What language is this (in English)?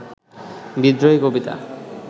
Bangla